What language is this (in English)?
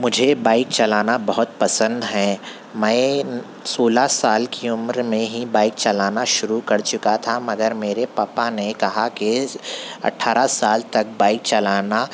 Urdu